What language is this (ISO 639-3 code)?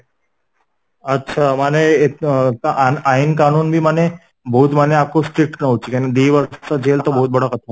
ori